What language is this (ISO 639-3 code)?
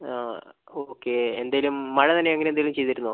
mal